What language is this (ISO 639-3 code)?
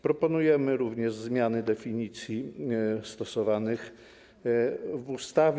pol